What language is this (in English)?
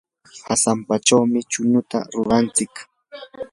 Yanahuanca Pasco Quechua